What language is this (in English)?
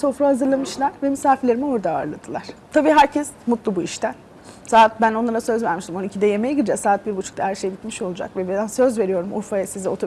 Turkish